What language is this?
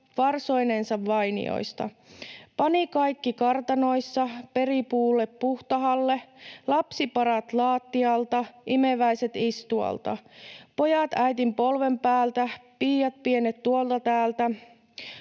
Finnish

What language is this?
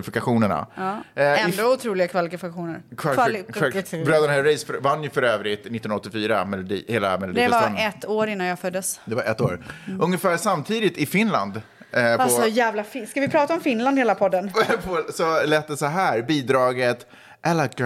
Swedish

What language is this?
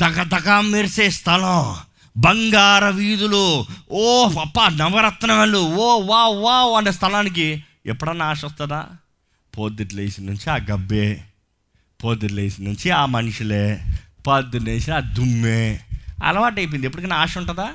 Telugu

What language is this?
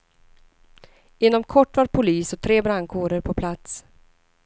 Swedish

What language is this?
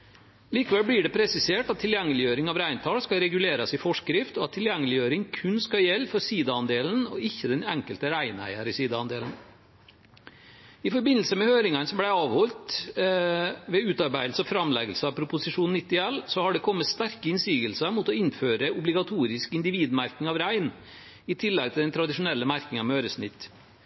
Norwegian Bokmål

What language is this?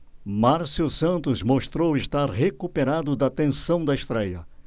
Portuguese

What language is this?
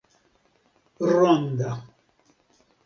Esperanto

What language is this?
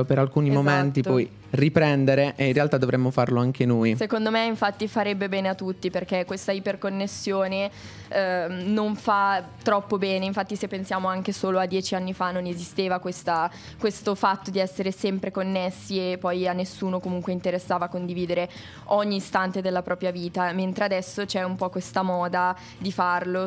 Italian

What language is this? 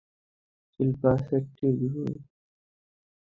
Bangla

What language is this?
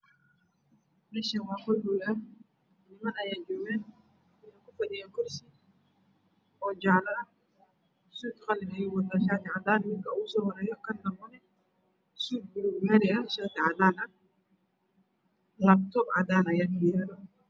Somali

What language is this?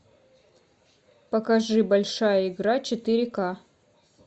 Russian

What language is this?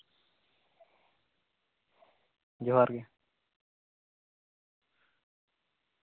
Santali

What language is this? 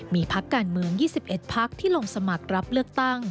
Thai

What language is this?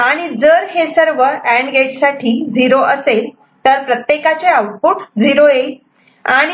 Marathi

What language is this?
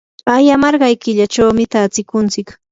Yanahuanca Pasco Quechua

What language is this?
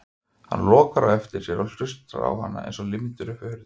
Icelandic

